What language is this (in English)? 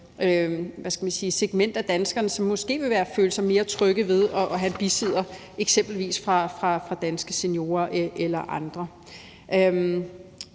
Danish